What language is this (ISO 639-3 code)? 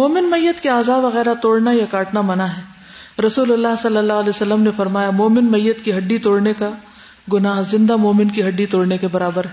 urd